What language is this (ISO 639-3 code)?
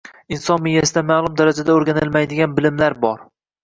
uzb